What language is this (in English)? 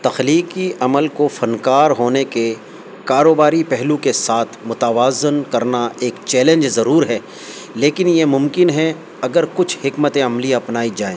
Urdu